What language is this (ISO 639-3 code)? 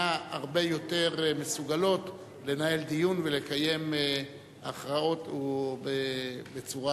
heb